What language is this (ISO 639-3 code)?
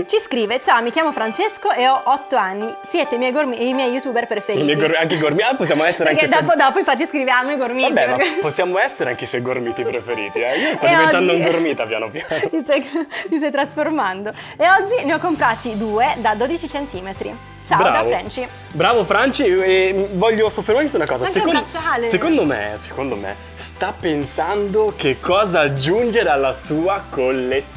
ita